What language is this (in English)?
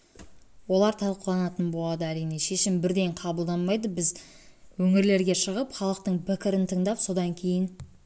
Kazakh